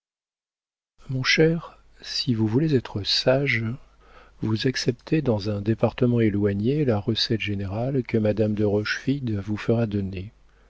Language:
French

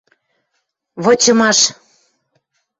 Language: Western Mari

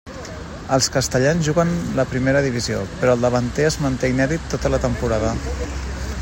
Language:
Catalan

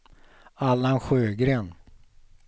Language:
Swedish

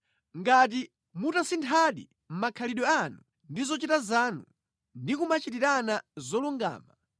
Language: Nyanja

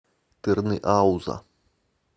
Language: Russian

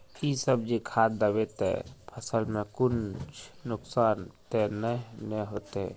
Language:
Magahi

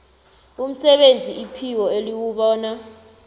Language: South Ndebele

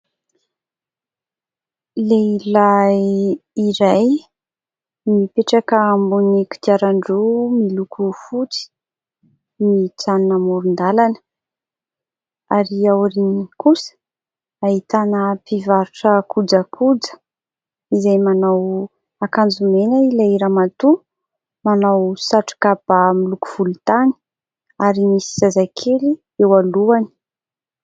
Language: Malagasy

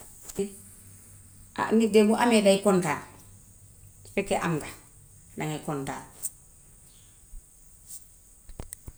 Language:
Gambian Wolof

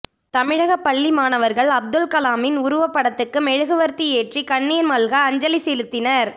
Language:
Tamil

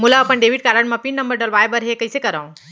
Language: Chhattisgarhi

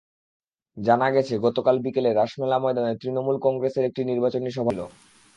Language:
Bangla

